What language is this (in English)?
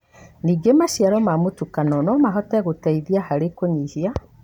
Kikuyu